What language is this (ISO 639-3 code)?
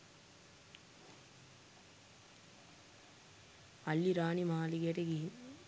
sin